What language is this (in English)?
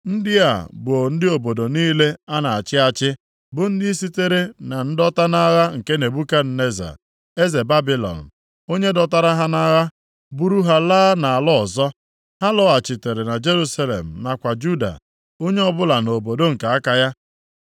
Igbo